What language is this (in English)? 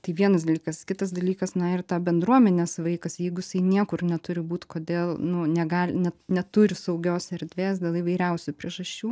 Lithuanian